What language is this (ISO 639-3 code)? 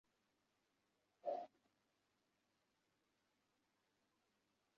ben